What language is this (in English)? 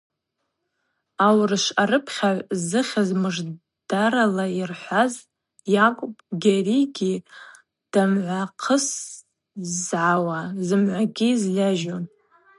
Abaza